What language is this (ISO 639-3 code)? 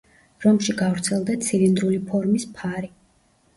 kat